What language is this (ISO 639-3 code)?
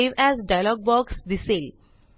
mar